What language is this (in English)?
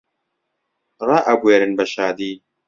Central Kurdish